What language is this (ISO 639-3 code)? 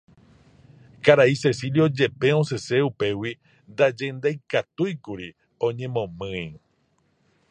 grn